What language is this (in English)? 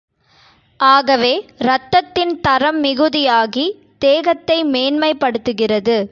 Tamil